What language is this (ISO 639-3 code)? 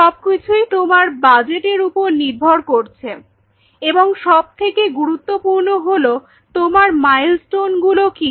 ben